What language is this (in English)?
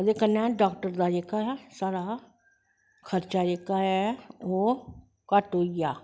Dogri